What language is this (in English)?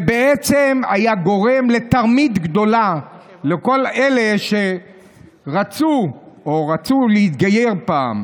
Hebrew